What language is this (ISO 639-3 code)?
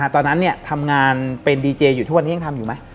tha